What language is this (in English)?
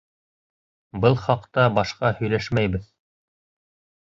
Bashkir